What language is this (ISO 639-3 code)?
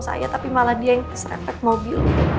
ind